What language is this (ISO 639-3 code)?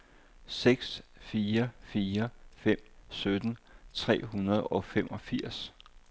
dan